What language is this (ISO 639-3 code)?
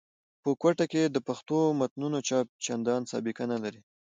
pus